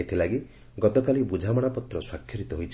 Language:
Odia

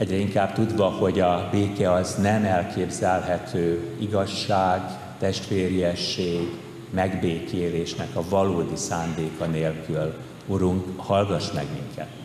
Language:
Hungarian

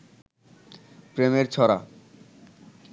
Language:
Bangla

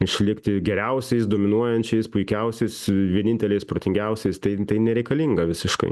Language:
Lithuanian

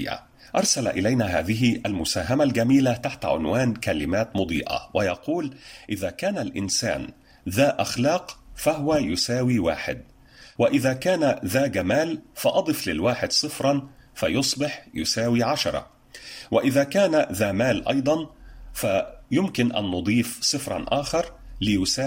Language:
Arabic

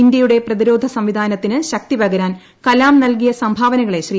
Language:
Malayalam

